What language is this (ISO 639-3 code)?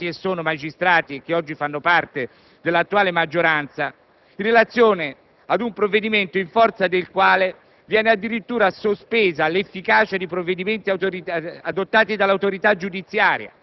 ita